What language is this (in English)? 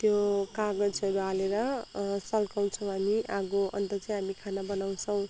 Nepali